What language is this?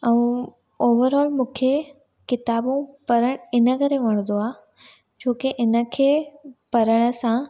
Sindhi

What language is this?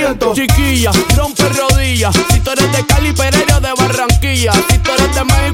Spanish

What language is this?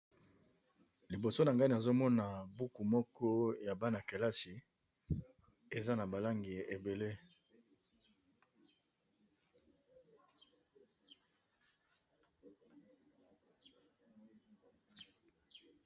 Lingala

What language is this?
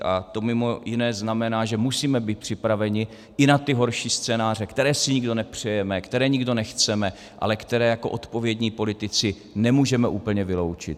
Czech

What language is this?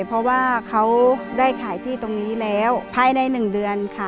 Thai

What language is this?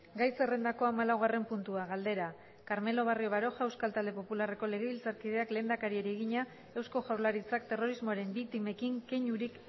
Basque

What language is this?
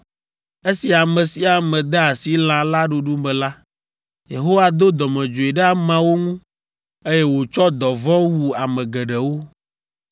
Ewe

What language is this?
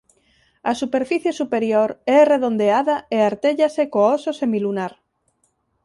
Galician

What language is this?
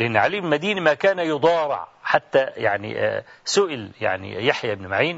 Arabic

